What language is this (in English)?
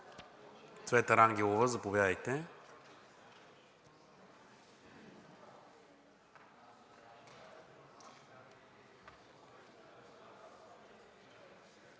Bulgarian